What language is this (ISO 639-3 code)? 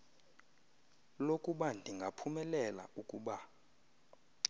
xho